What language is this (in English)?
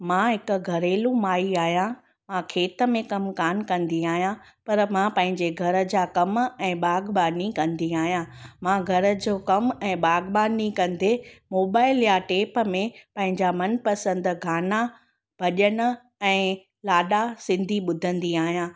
Sindhi